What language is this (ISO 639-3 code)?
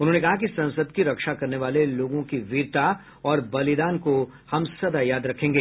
hin